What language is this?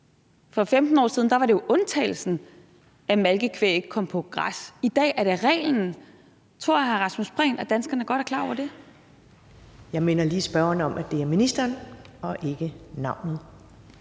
Danish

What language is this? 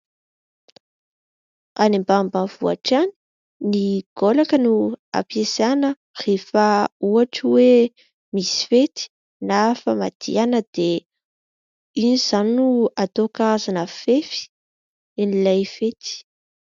Malagasy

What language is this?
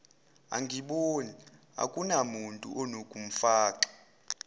Zulu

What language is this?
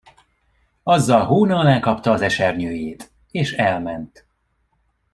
Hungarian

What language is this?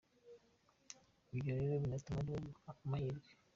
Kinyarwanda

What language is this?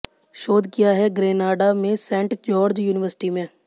Hindi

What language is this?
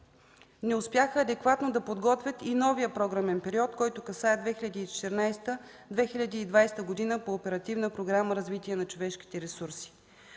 Bulgarian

